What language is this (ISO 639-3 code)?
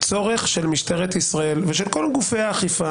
heb